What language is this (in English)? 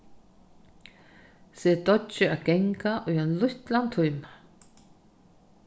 Faroese